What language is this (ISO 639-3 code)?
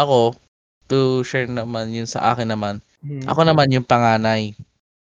fil